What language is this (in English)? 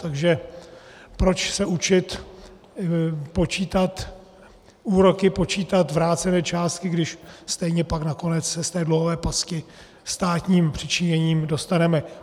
Czech